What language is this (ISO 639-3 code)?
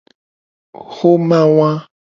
gej